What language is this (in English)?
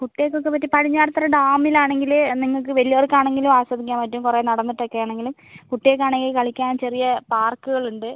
Malayalam